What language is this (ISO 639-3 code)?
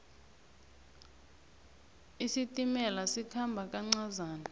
nbl